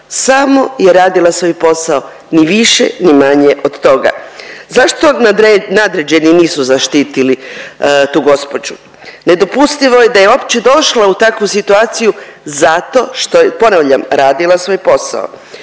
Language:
Croatian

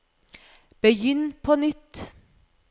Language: Norwegian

